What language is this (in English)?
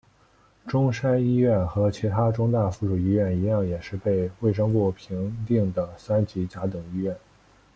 Chinese